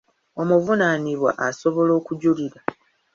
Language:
Ganda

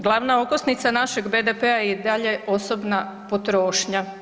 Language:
Croatian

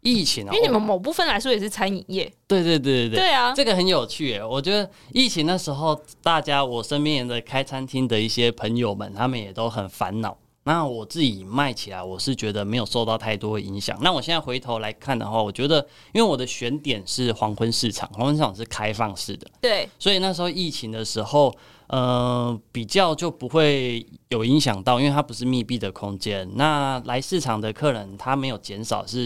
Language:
Chinese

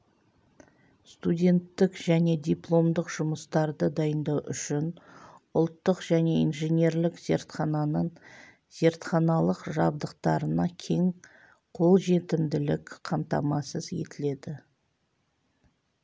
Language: Kazakh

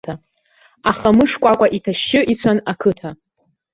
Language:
Abkhazian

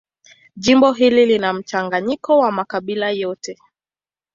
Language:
Swahili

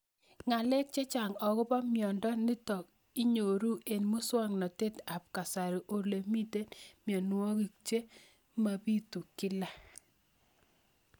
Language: Kalenjin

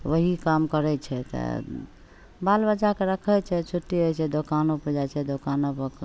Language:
Maithili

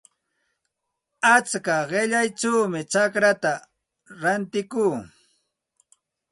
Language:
Santa Ana de Tusi Pasco Quechua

